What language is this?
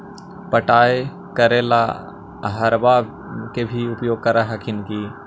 Magahi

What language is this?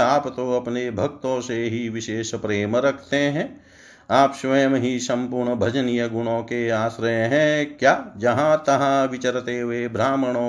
Hindi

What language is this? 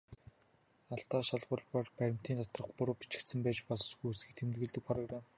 Mongolian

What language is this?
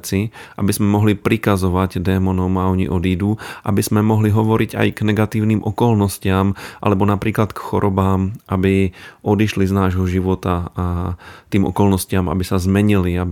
Slovak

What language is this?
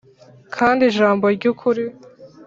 Kinyarwanda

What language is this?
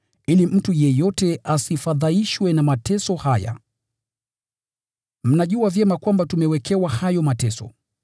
Swahili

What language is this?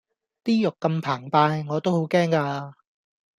Cantonese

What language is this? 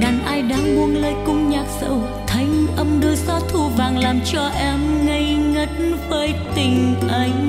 Vietnamese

